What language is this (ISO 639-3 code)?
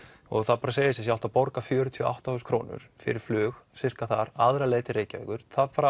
isl